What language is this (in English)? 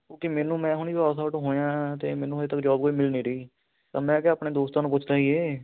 Punjabi